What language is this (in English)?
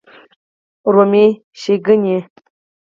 Pashto